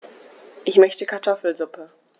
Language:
German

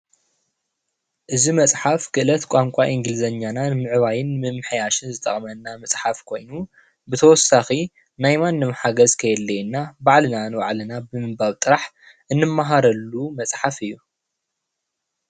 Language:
Tigrinya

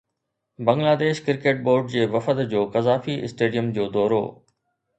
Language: Sindhi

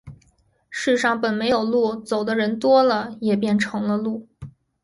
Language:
Chinese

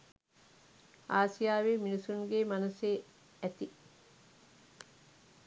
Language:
Sinhala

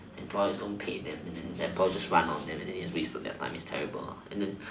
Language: English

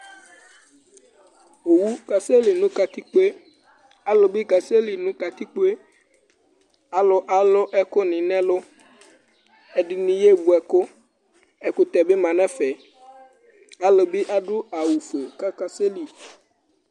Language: Ikposo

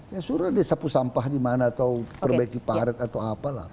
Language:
Indonesian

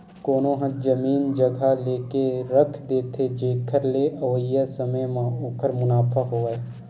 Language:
Chhattisgarhi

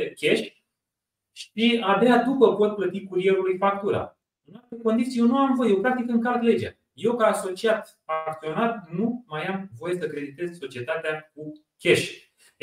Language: Romanian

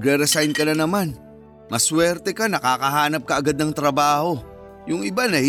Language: Filipino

